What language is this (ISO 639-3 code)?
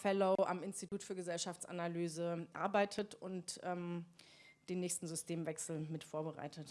deu